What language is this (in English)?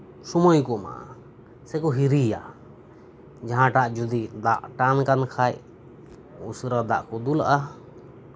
Santali